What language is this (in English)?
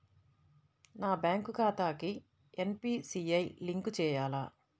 Telugu